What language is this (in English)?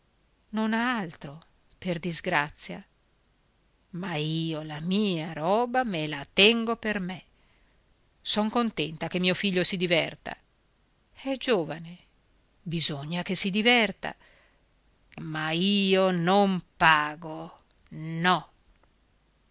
Italian